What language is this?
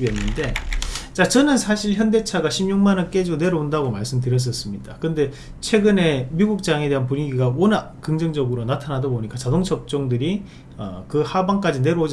Korean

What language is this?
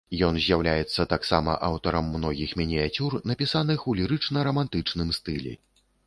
Belarusian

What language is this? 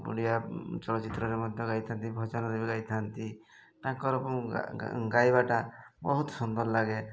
Odia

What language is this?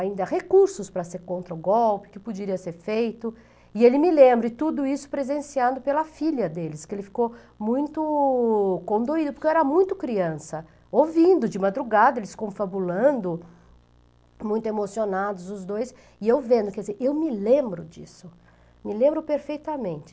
Portuguese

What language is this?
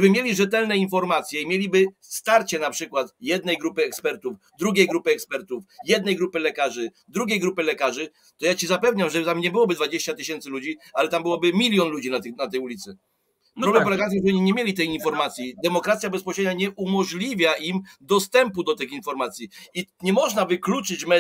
Polish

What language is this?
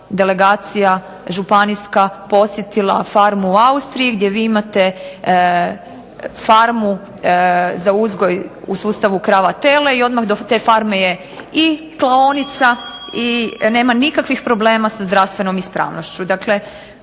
Croatian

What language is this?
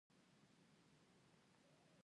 Pashto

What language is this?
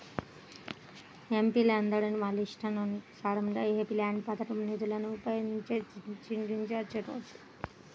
Telugu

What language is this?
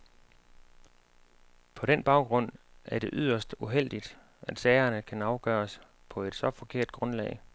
Danish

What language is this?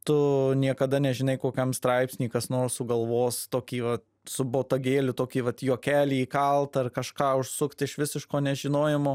Lithuanian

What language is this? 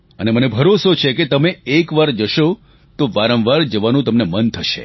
Gujarati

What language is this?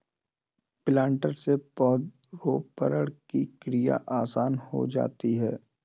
Hindi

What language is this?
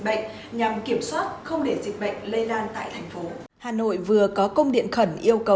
Vietnamese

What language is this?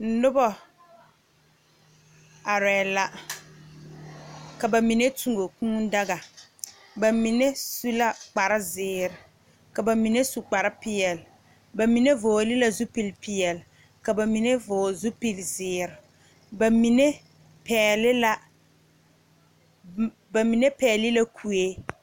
Southern Dagaare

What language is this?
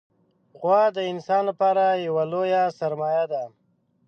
Pashto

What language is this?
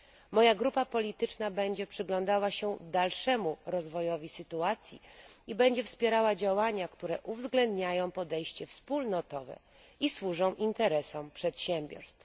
Polish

